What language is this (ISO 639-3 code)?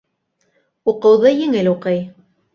bak